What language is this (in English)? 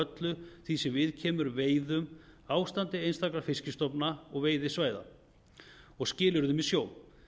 Icelandic